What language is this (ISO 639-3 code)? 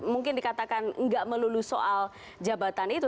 ind